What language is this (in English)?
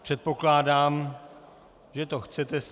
Czech